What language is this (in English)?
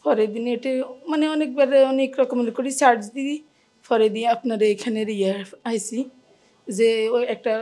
Bangla